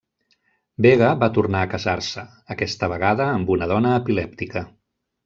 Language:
Catalan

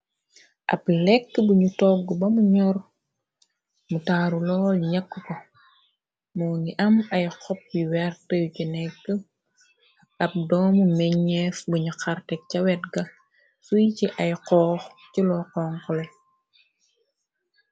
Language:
Wolof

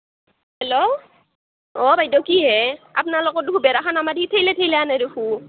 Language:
Assamese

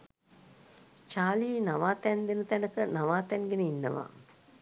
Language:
Sinhala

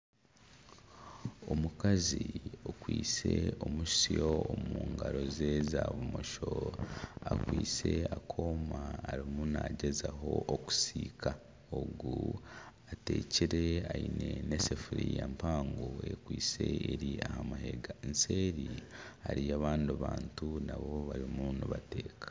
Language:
Nyankole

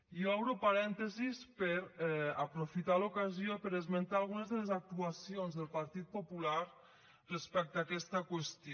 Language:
Catalan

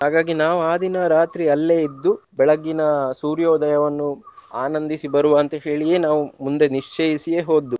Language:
Kannada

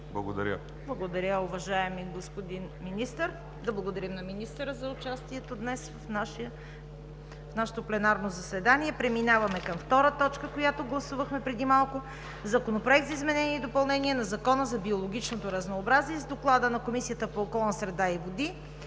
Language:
Bulgarian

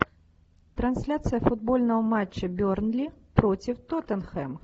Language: Russian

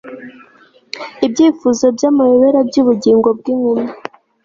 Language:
Kinyarwanda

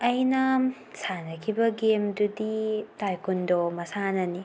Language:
Manipuri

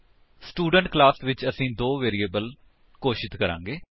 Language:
Punjabi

